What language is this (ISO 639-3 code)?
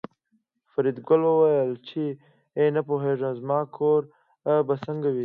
pus